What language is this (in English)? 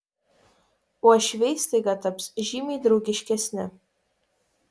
Lithuanian